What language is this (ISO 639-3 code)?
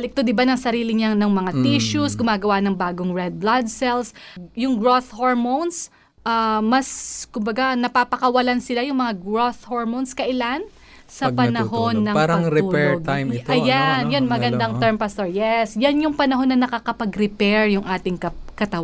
fil